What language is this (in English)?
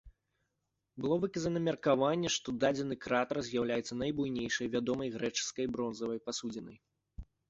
Belarusian